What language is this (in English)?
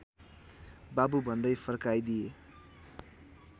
Nepali